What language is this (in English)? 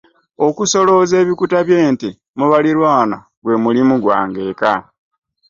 Ganda